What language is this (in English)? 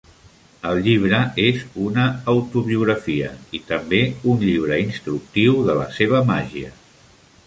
Catalan